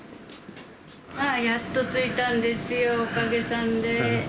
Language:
Japanese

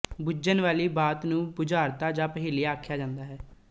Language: Punjabi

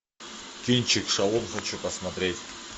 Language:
Russian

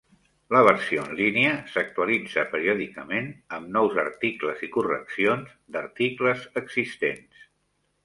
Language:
Catalan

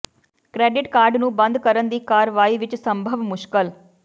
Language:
Punjabi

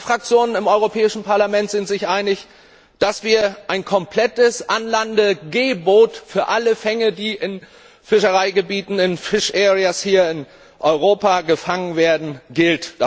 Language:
German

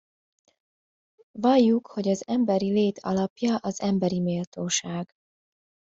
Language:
Hungarian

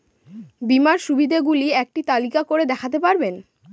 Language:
Bangla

